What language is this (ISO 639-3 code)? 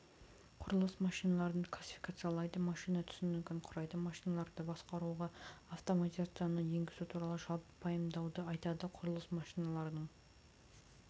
kaz